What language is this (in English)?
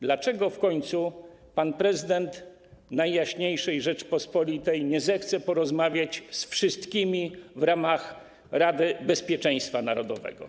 Polish